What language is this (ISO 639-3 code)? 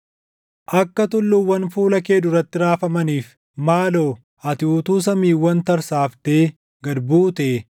orm